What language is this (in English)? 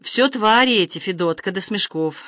Russian